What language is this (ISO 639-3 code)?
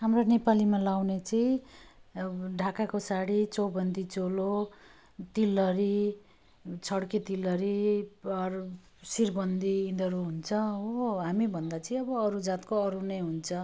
nep